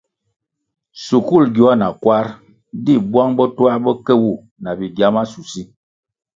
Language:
Kwasio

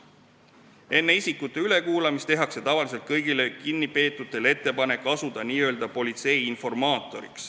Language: Estonian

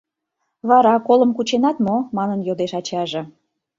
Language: Mari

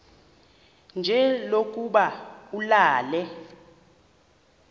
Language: Xhosa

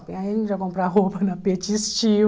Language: Portuguese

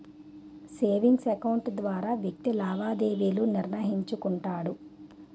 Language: Telugu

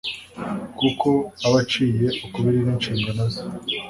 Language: Kinyarwanda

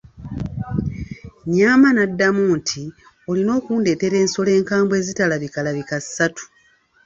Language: Ganda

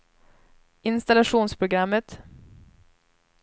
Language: Swedish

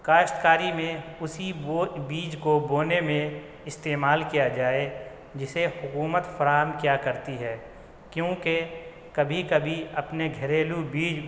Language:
Urdu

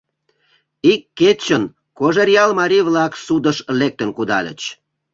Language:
Mari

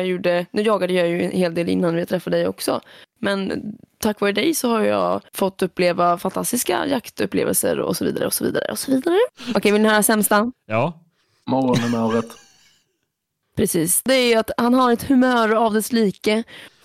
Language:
Swedish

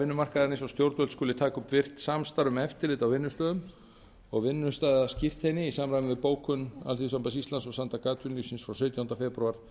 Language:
Icelandic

